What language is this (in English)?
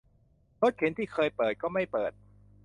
Thai